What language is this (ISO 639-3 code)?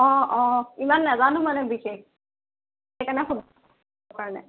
asm